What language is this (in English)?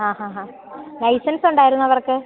Malayalam